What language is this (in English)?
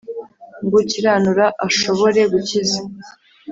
Kinyarwanda